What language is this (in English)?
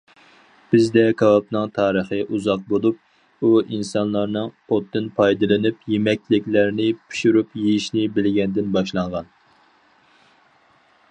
Uyghur